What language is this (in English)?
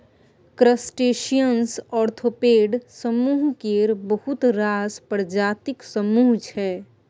Maithili